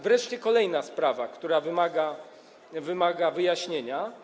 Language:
Polish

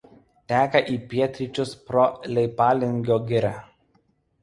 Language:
Lithuanian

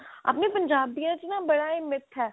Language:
Punjabi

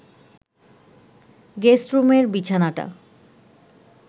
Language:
Bangla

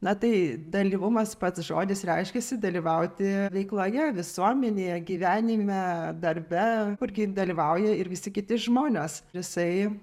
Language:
Lithuanian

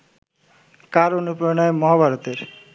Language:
Bangla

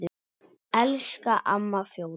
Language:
Icelandic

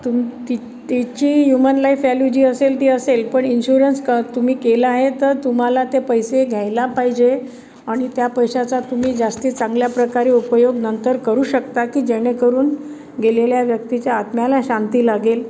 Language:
Marathi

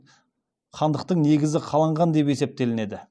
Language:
Kazakh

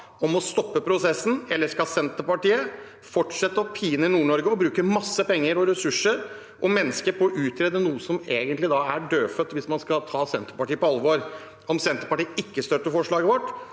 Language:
Norwegian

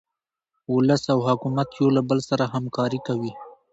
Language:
Pashto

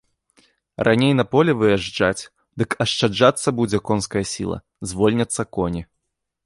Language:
Belarusian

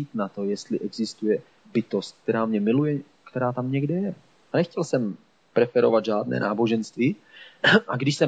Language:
Czech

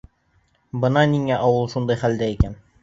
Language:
Bashkir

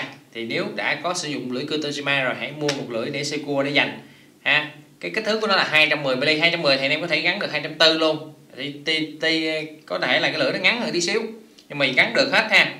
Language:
Vietnamese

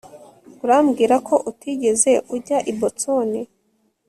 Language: Kinyarwanda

